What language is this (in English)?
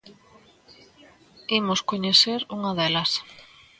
Galician